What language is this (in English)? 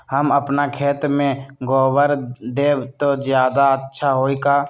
Magahi